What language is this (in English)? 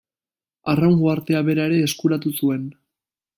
Basque